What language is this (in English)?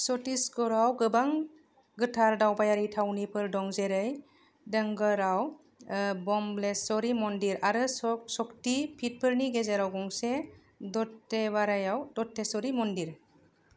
Bodo